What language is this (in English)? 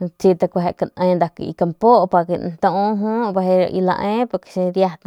Northern Pame